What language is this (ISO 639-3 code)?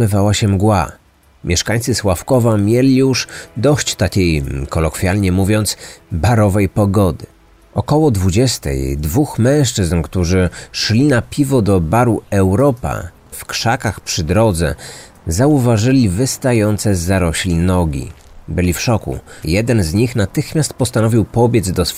pol